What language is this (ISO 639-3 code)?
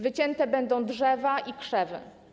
pol